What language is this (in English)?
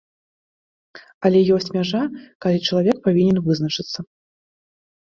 Belarusian